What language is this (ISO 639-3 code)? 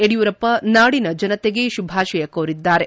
kan